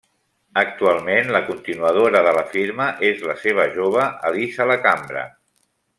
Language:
Catalan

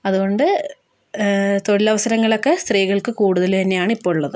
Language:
Malayalam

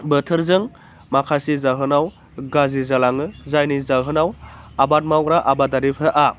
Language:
Bodo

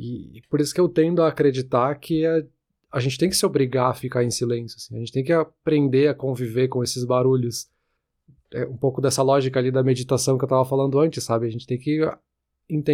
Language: Portuguese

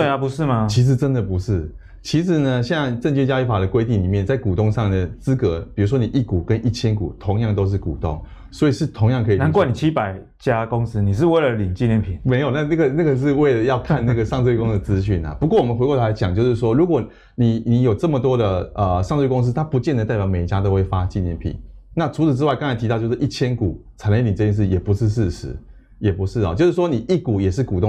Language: Chinese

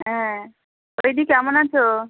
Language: Bangla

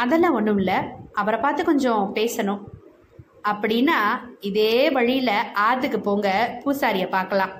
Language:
Tamil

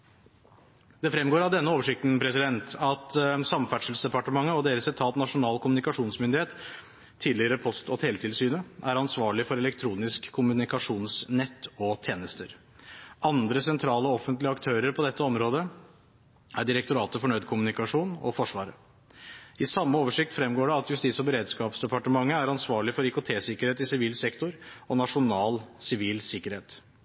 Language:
Norwegian Bokmål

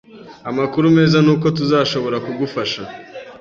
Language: Kinyarwanda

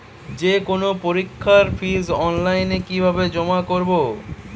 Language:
Bangla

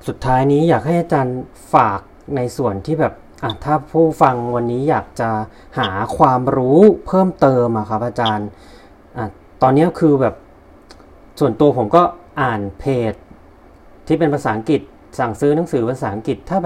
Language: Thai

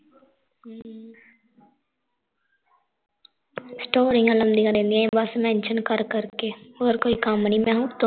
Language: Punjabi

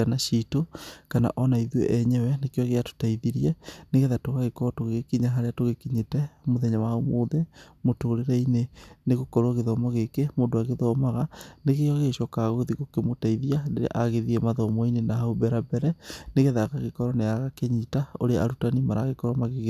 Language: Kikuyu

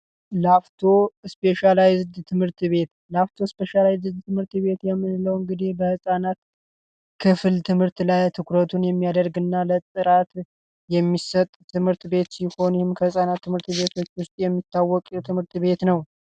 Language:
Amharic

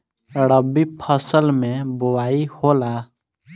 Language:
Bhojpuri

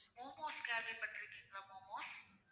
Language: Tamil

